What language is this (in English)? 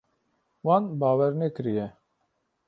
Kurdish